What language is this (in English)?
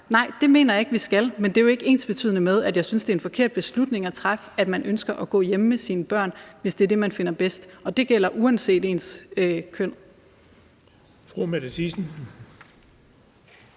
Danish